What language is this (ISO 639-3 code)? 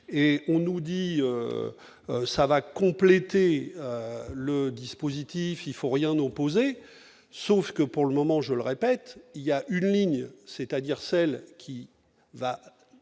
fra